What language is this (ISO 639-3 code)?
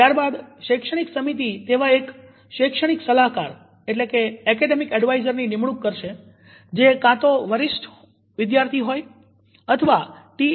guj